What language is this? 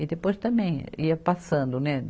Portuguese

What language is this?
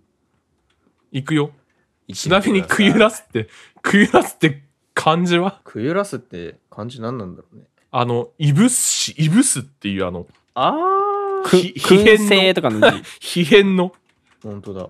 Japanese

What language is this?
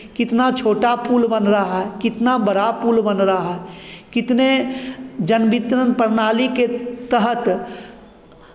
Hindi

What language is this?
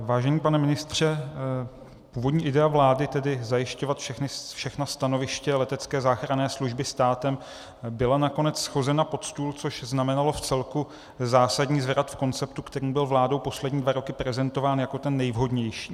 Czech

